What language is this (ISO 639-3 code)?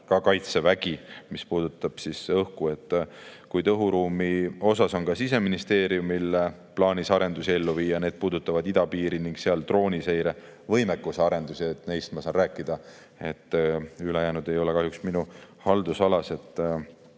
est